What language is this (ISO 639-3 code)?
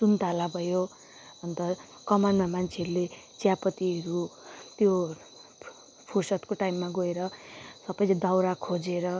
nep